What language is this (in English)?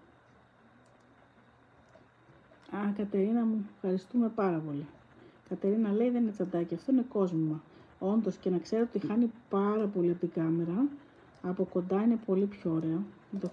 Greek